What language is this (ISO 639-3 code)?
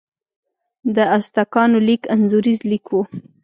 pus